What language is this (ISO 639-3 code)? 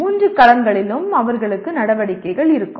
tam